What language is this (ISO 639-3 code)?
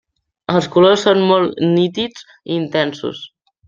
cat